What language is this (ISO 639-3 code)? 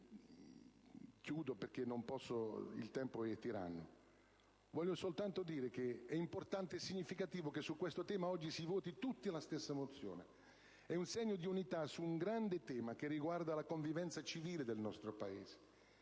ita